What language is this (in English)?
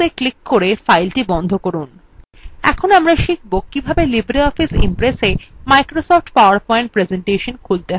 Bangla